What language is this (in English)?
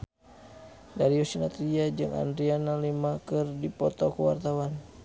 Sundanese